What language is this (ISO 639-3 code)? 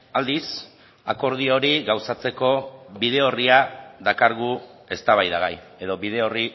eus